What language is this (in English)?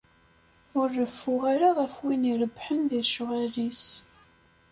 Kabyle